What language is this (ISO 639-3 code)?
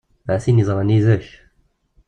kab